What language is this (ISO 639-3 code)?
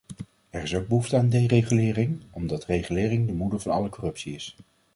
nld